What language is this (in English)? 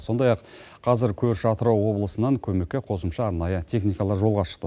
Kazakh